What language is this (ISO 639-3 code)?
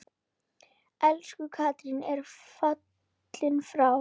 isl